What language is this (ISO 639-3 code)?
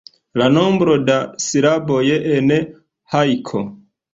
epo